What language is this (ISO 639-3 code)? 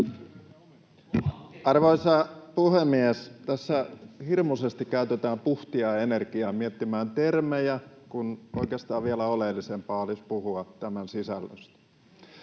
fin